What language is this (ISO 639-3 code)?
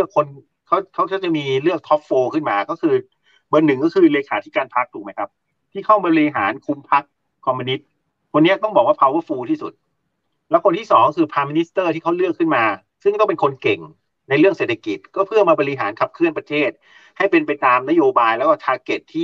tha